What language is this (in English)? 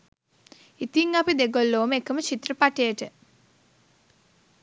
Sinhala